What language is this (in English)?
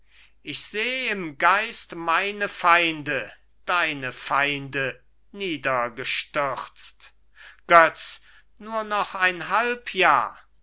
German